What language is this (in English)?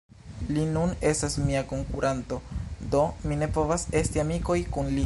Esperanto